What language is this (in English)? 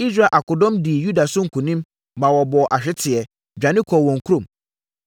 Akan